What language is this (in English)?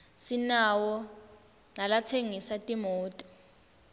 Swati